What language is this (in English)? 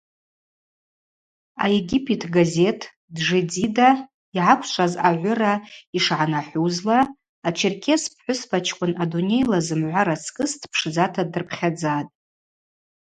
Abaza